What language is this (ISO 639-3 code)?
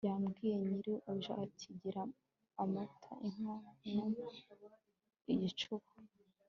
kin